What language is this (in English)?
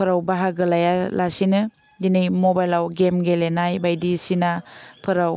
Bodo